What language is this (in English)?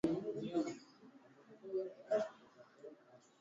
Swahili